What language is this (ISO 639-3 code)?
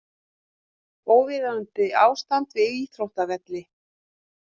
isl